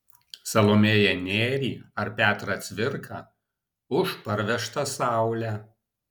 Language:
Lithuanian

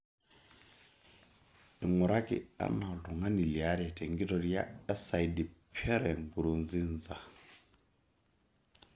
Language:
Masai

